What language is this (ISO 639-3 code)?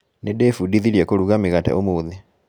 kik